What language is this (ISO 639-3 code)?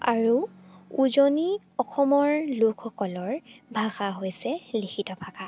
asm